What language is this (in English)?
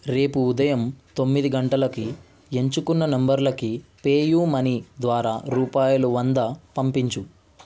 Telugu